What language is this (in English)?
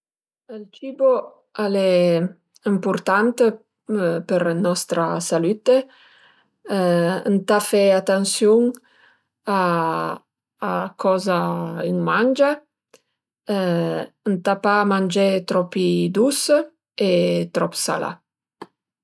Piedmontese